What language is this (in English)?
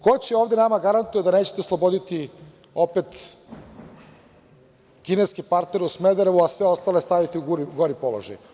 Serbian